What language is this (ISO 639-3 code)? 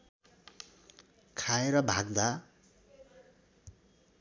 nep